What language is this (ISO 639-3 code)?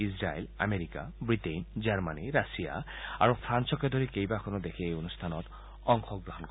asm